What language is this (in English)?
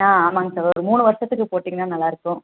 Tamil